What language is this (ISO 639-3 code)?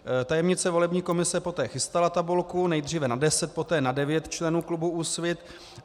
ces